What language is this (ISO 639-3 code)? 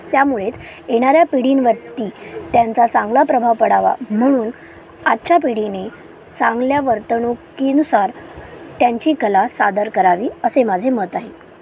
mar